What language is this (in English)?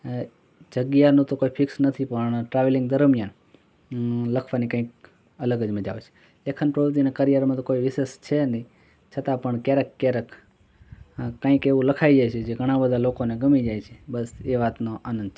Gujarati